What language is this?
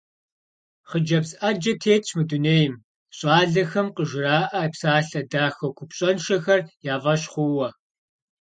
Kabardian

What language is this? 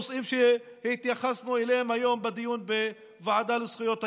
Hebrew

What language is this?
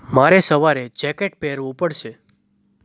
Gujarati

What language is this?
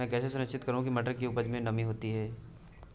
Hindi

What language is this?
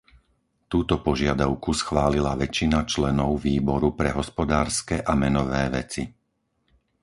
Slovak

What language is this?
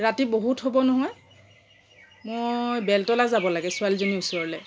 Assamese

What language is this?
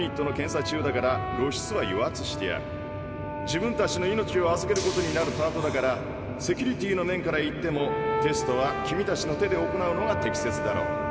Japanese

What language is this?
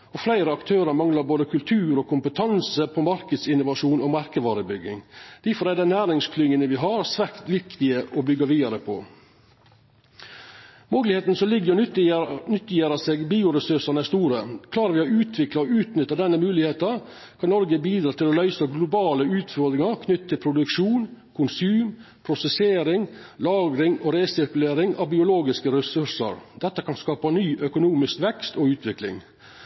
Norwegian Nynorsk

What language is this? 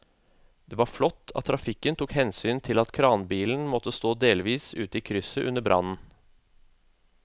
Norwegian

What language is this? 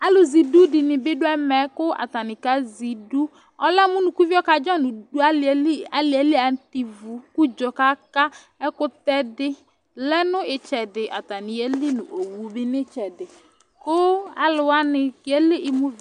Ikposo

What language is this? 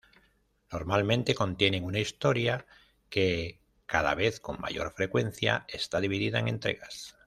Spanish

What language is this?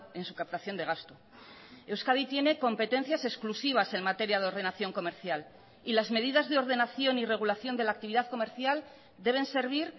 Spanish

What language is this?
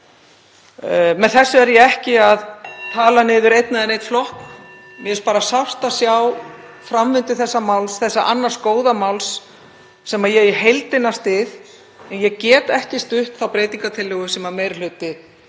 Icelandic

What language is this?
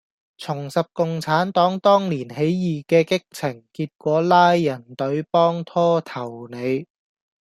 Cantonese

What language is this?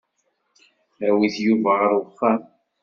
Kabyle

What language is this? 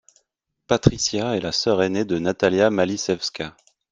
French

